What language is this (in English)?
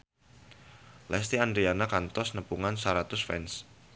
Sundanese